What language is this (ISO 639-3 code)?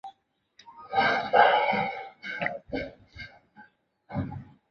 zho